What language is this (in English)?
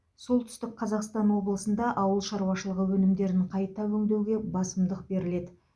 Kazakh